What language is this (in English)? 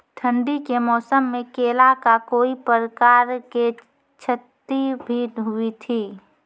Maithili